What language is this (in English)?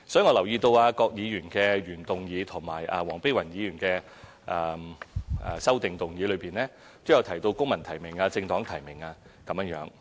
Cantonese